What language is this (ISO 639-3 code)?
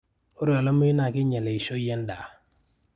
mas